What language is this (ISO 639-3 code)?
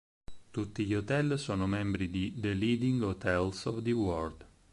ita